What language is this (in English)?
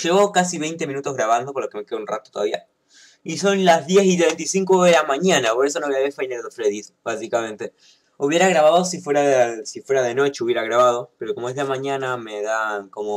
Spanish